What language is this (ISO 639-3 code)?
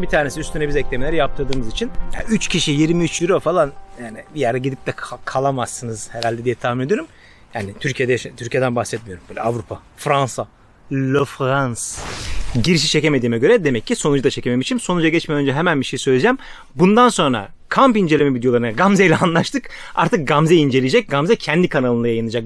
tur